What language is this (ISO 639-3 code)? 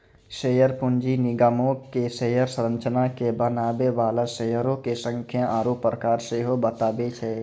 mai